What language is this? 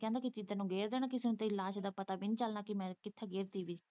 Punjabi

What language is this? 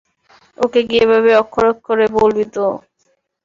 Bangla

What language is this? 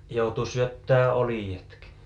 Finnish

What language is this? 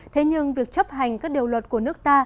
Vietnamese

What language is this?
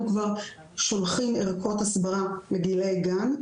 Hebrew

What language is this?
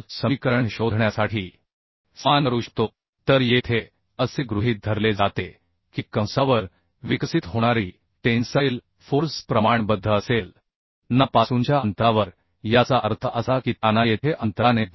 Marathi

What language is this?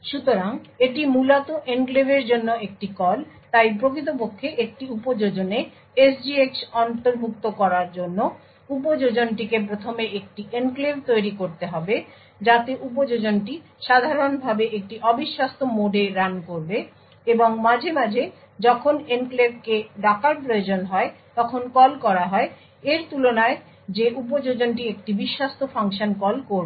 Bangla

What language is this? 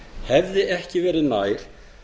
Icelandic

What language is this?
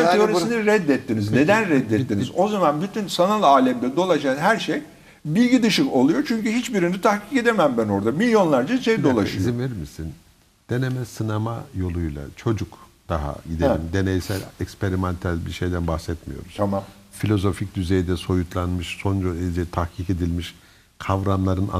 Turkish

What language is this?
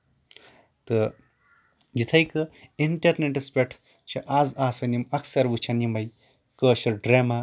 Kashmiri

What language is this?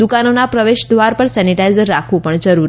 Gujarati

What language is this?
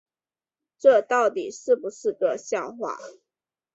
Chinese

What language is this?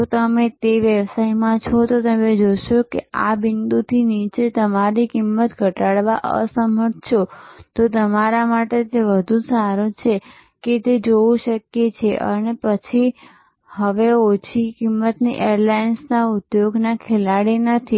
Gujarati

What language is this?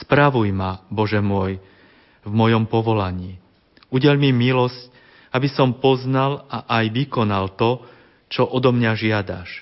Slovak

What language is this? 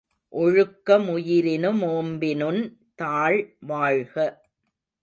Tamil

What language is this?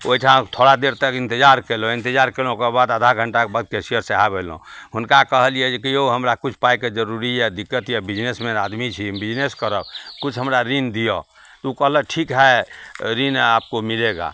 Maithili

